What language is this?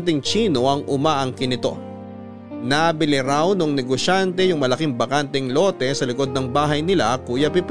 Filipino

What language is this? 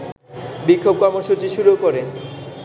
Bangla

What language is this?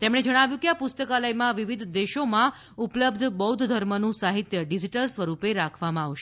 Gujarati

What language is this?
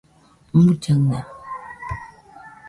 Nüpode Huitoto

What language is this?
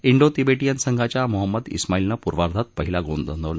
Marathi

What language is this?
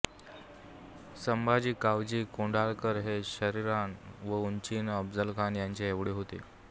Marathi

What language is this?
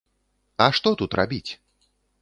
Belarusian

